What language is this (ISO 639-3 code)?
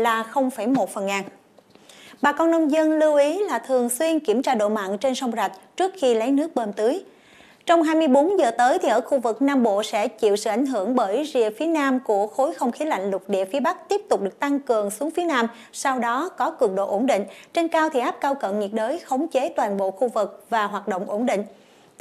vie